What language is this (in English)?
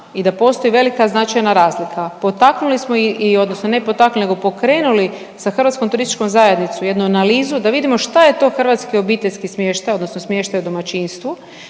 Croatian